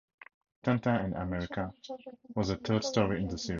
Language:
English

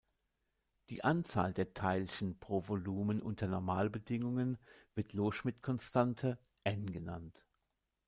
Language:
German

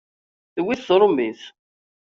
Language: Kabyle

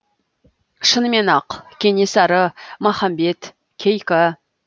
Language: Kazakh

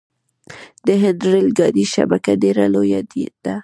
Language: Pashto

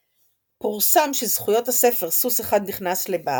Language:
Hebrew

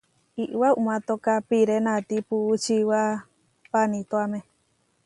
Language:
Huarijio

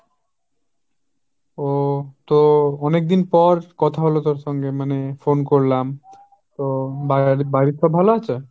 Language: Bangla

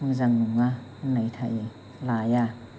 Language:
Bodo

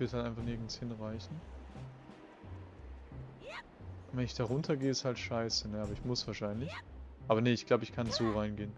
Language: German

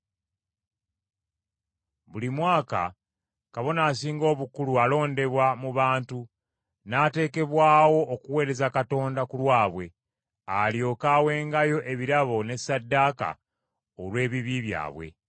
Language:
Ganda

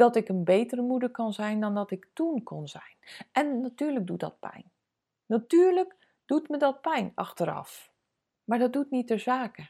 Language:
Dutch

